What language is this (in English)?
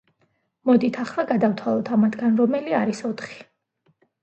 Georgian